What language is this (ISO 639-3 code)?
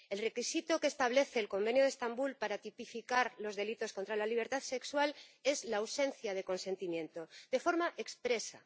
spa